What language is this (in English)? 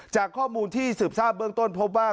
Thai